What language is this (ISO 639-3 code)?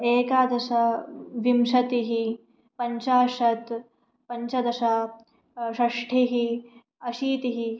san